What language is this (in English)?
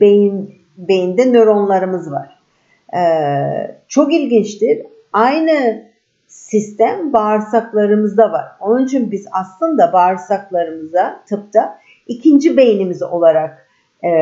Turkish